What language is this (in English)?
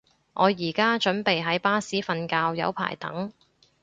Cantonese